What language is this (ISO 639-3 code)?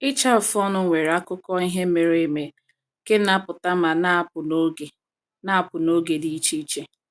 ibo